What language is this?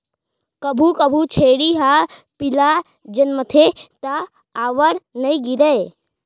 Chhattisgarhi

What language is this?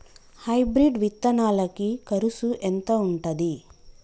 Telugu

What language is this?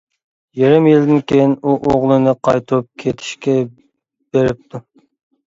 Uyghur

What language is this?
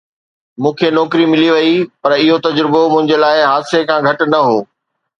Sindhi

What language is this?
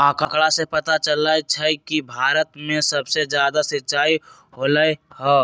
Magahi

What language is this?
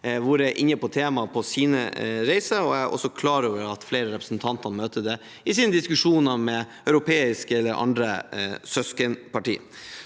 Norwegian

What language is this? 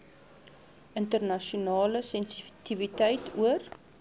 Afrikaans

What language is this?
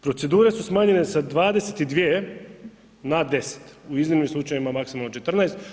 Croatian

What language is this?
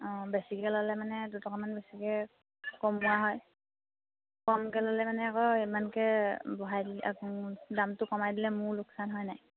Assamese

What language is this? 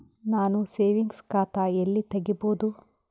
Kannada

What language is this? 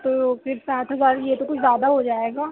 Urdu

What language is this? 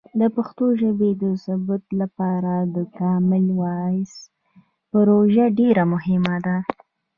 Pashto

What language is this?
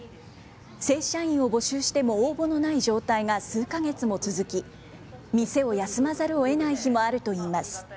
Japanese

